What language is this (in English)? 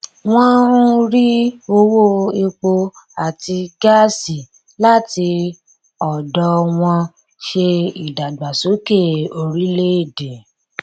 Yoruba